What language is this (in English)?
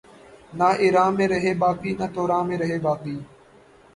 Urdu